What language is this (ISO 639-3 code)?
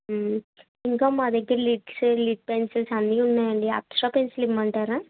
tel